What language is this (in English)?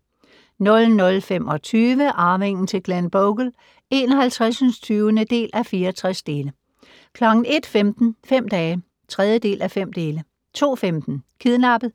Danish